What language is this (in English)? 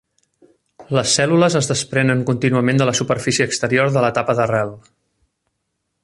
Catalan